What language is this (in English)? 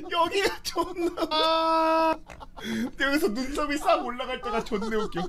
Korean